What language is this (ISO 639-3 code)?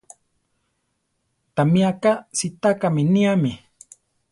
tar